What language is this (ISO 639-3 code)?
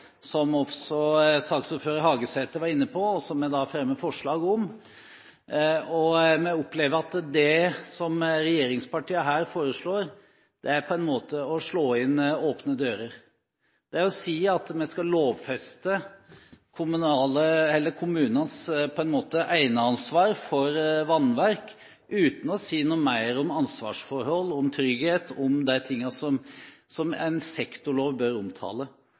nob